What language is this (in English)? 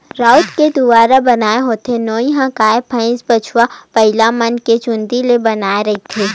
Chhattisgarhi